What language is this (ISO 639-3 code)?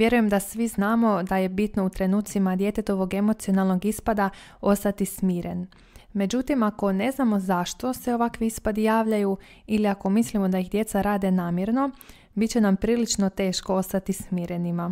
hrv